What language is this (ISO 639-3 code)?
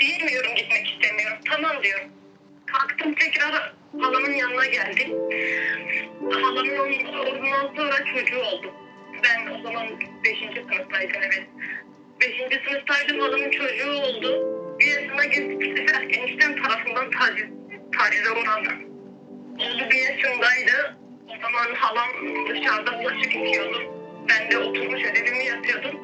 tur